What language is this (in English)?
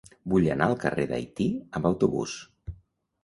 Catalan